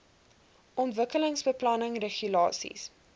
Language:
Afrikaans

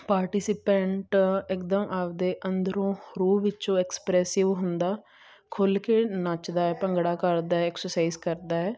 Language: Punjabi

